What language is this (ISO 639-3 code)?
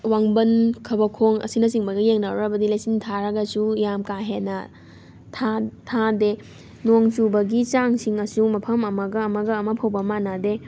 mni